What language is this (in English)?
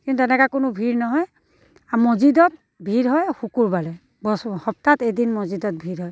Assamese